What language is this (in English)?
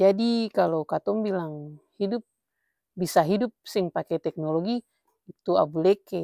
Ambonese Malay